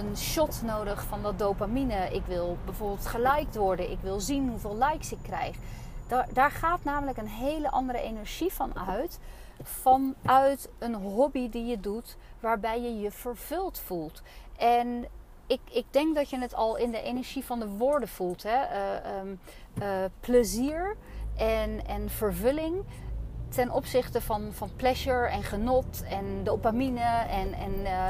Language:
Dutch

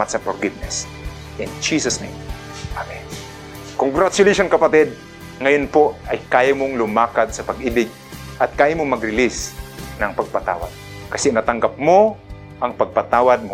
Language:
Filipino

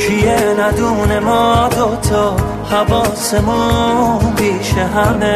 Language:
Persian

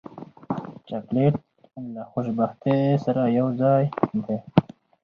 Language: Pashto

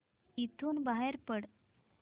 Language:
Marathi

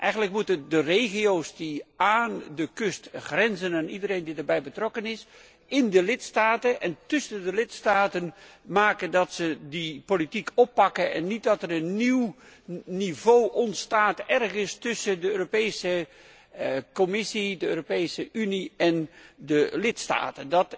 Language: Dutch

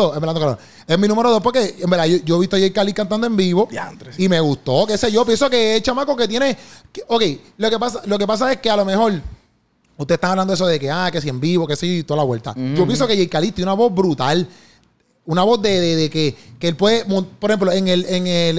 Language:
Spanish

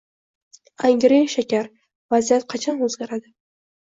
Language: Uzbek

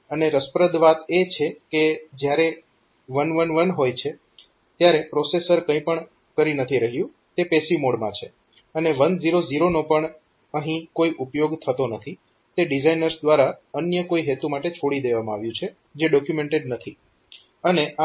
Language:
Gujarati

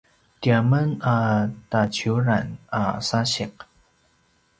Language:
Paiwan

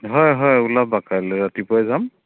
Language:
Assamese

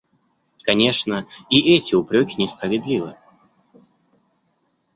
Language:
Russian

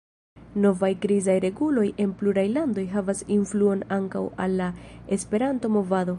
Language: Esperanto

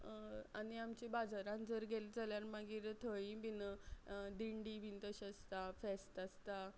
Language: Konkani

